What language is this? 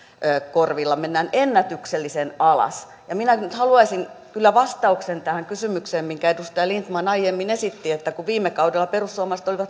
Finnish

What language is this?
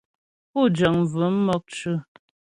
Ghomala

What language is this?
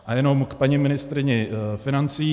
Czech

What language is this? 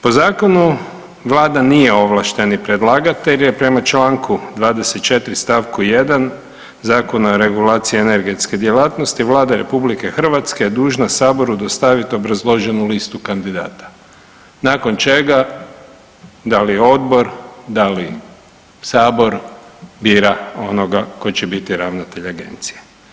Croatian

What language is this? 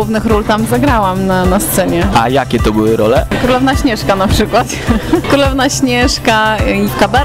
Polish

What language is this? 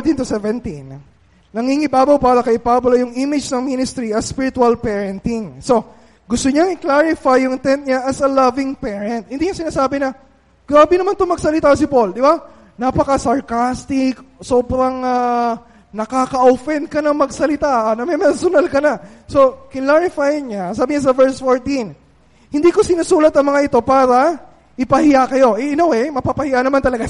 Filipino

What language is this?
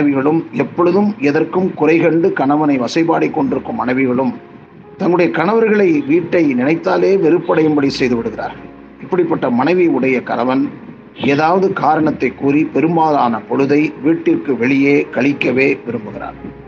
Tamil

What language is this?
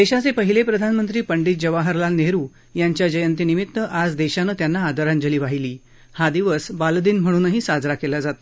Marathi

